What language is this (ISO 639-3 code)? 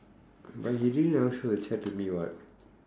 eng